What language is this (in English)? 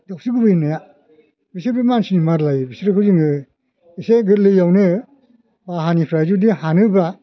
Bodo